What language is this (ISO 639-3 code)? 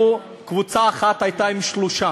heb